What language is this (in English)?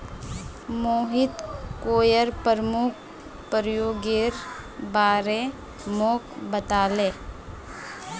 Magahi